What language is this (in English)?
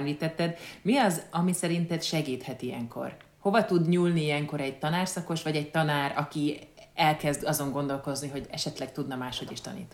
Hungarian